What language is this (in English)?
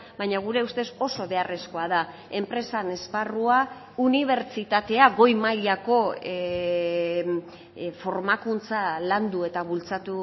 Basque